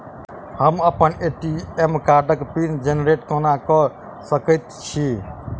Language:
Maithili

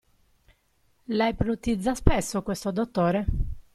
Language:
Italian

